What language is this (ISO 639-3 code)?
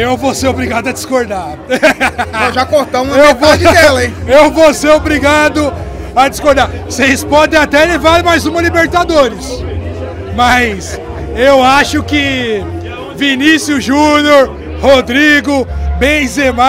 por